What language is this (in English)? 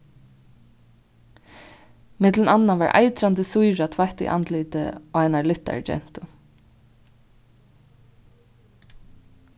Faroese